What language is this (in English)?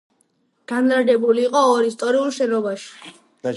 Georgian